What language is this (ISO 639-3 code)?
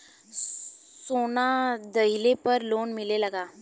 bho